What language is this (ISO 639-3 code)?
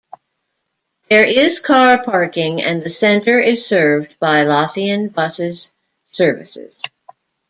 eng